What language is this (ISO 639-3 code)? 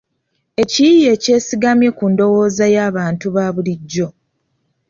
lug